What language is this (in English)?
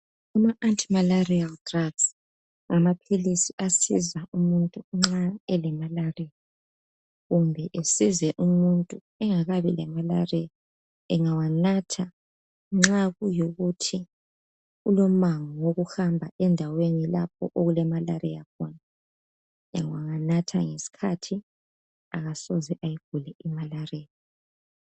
North Ndebele